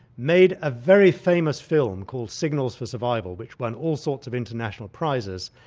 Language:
English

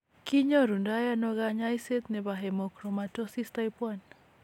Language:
Kalenjin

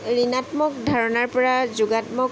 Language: Assamese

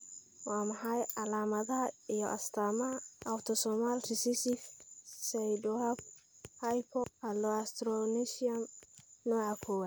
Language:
Somali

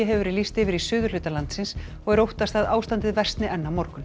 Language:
Icelandic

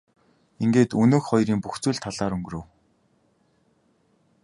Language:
Mongolian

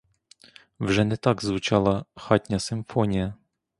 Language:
Ukrainian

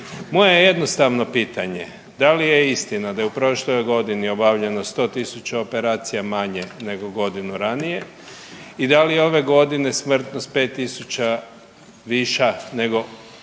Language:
Croatian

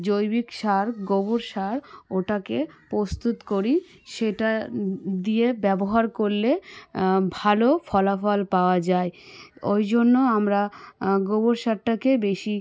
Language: Bangla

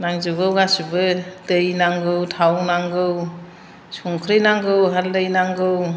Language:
Bodo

